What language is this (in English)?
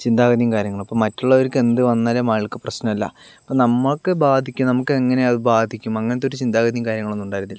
Malayalam